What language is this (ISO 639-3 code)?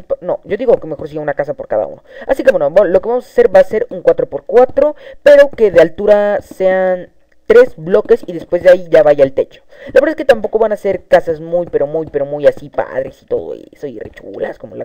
spa